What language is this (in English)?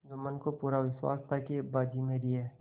Hindi